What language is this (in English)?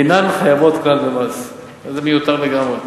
Hebrew